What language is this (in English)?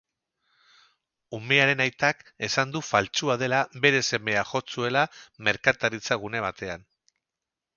Basque